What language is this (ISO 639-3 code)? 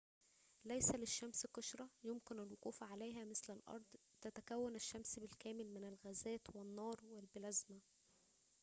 ara